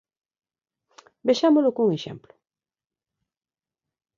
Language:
Galician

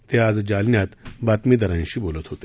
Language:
Marathi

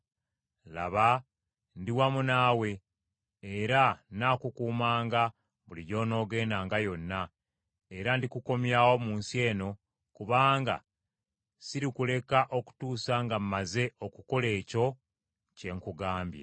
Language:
Ganda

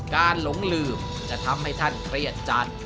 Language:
Thai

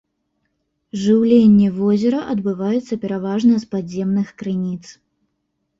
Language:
Belarusian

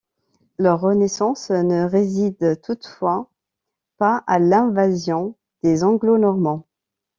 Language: French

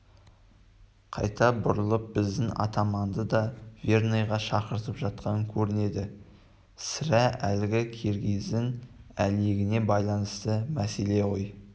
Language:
Kazakh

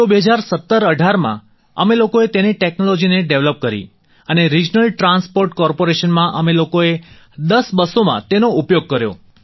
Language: Gujarati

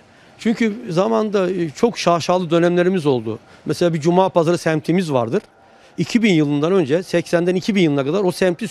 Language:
Turkish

